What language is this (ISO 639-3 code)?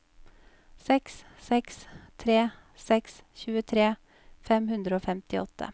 nor